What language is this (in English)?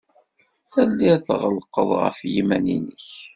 Kabyle